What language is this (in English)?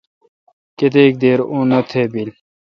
Kalkoti